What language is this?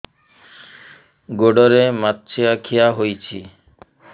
Odia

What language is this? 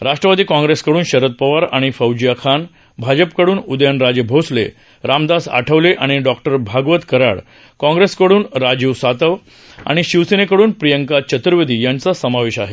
Marathi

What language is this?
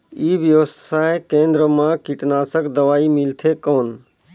Chhattisgarhi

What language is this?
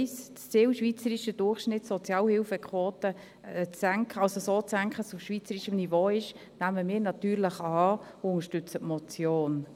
Swiss German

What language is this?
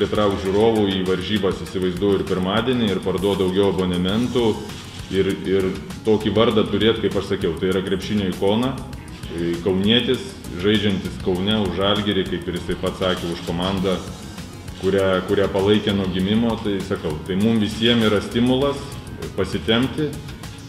Lithuanian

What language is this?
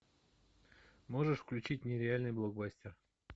Russian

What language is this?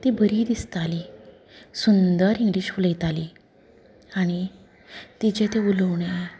Konkani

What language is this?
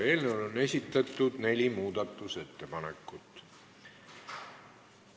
Estonian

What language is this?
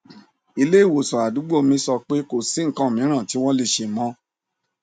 Yoruba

